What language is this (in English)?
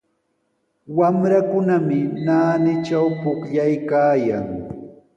Sihuas Ancash Quechua